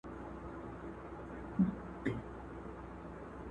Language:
Pashto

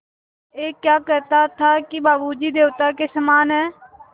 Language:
Hindi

